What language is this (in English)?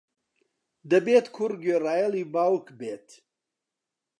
Central Kurdish